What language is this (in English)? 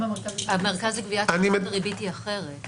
Hebrew